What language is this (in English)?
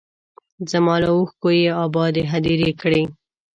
Pashto